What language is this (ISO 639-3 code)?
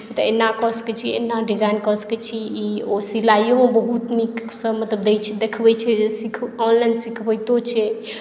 mai